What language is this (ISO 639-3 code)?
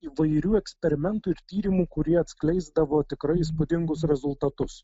lit